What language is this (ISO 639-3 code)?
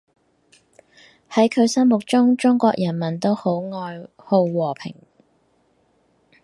yue